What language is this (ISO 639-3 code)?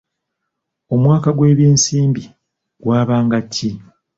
lug